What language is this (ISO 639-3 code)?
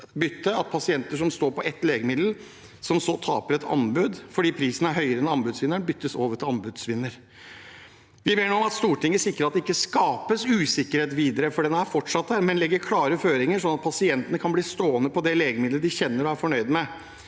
nor